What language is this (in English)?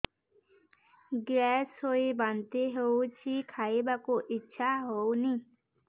Odia